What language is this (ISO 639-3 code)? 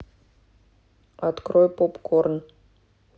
rus